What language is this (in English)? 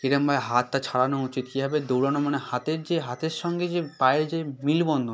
Bangla